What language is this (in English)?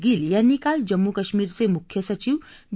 Marathi